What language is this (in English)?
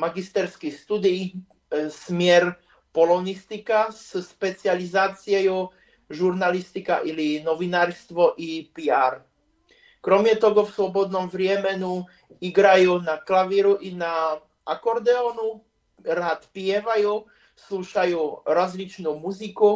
Slovak